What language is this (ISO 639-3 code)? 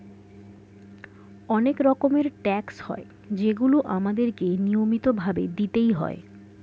ben